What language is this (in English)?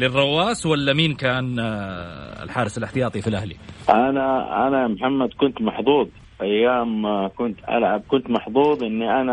Arabic